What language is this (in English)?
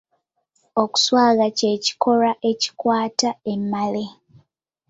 Ganda